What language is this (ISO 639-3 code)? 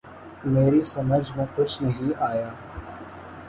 urd